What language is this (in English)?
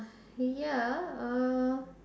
English